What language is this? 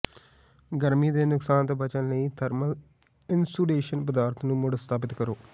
Punjabi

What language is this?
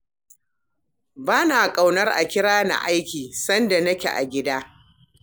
Hausa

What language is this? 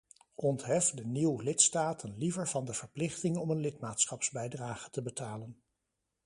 Dutch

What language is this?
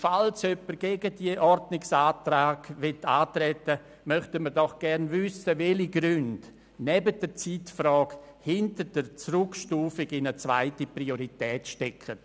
Swiss German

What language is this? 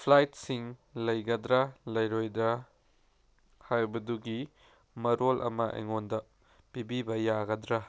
Manipuri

